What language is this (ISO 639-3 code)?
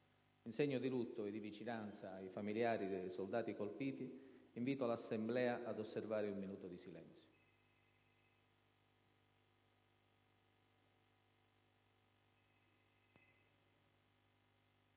ita